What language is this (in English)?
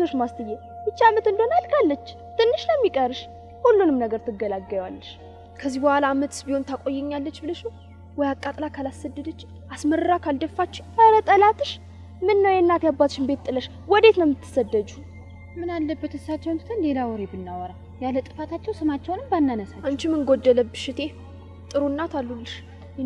Turkish